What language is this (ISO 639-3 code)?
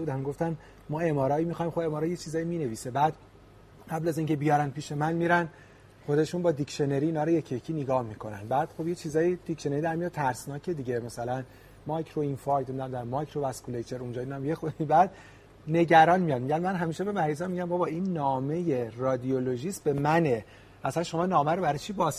fas